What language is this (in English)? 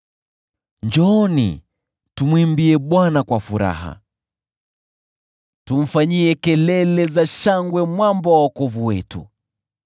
Swahili